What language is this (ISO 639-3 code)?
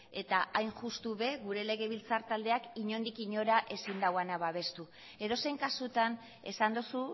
eus